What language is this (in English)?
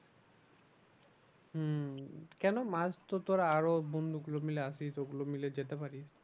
Bangla